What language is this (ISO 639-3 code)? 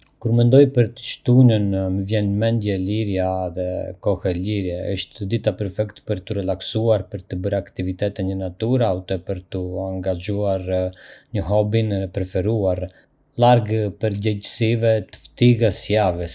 aae